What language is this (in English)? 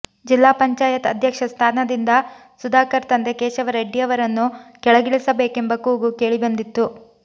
Kannada